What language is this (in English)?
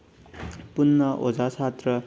Manipuri